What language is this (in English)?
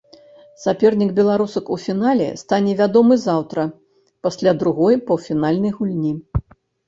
Belarusian